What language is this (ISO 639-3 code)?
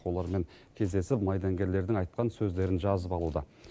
kaz